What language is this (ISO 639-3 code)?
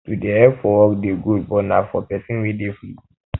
pcm